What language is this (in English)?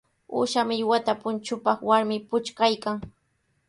Sihuas Ancash Quechua